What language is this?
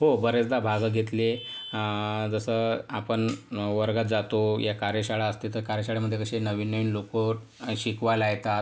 Marathi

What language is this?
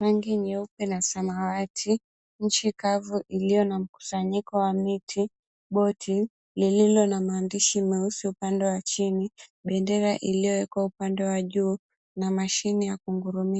Swahili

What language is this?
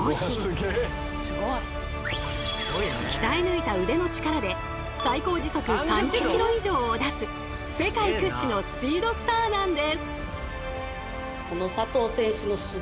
Japanese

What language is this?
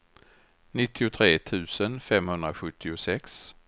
Swedish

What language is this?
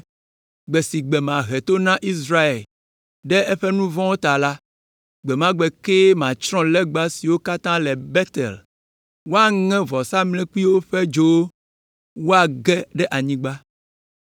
Ewe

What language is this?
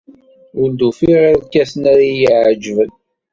Kabyle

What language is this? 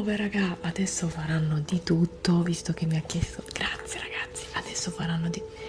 Italian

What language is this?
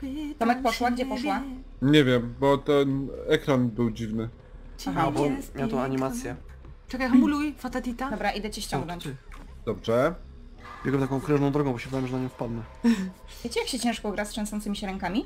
Polish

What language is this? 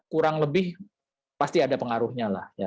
Indonesian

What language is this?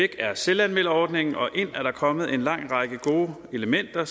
Danish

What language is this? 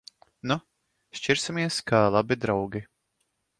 Latvian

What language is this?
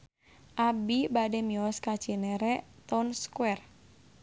Sundanese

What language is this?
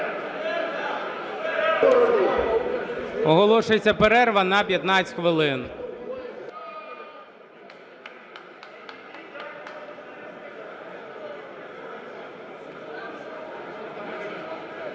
Ukrainian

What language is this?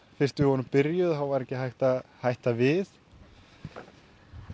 Icelandic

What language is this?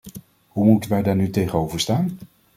Dutch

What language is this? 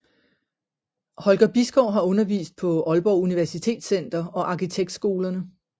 Danish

